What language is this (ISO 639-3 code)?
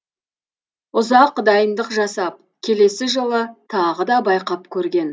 kaz